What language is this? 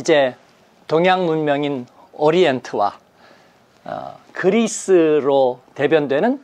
Korean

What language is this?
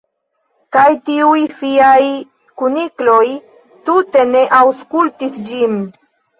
Esperanto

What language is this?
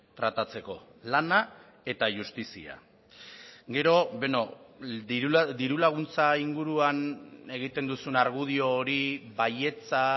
Basque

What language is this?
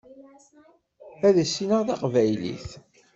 Kabyle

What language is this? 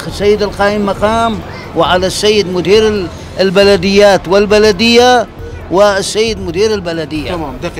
Arabic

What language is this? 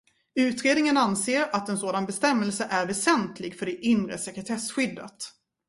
Swedish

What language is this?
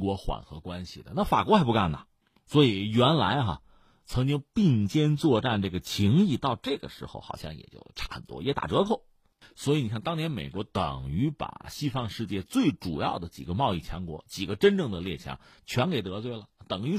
Chinese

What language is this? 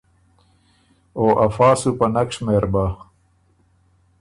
Ormuri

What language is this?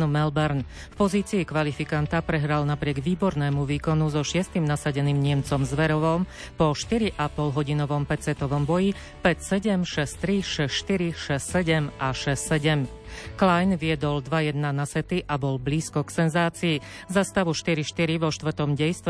Slovak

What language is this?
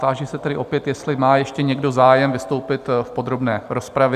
Czech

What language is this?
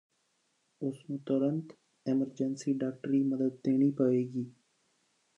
Punjabi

